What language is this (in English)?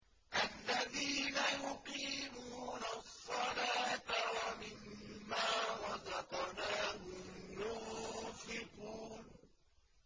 Arabic